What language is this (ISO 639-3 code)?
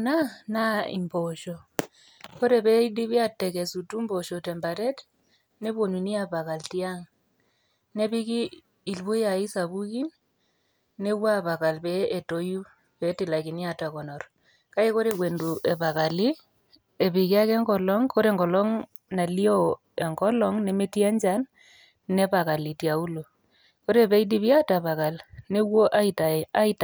mas